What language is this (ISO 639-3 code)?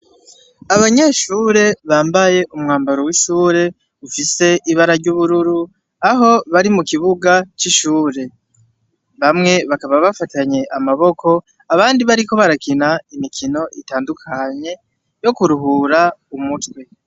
run